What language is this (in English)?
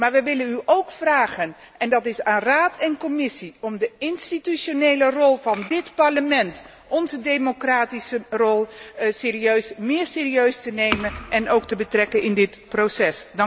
Dutch